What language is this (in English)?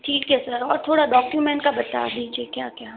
Hindi